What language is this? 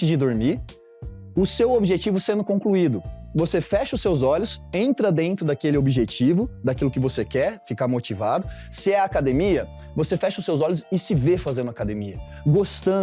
Portuguese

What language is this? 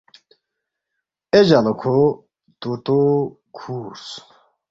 Balti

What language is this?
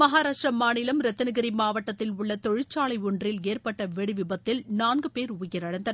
Tamil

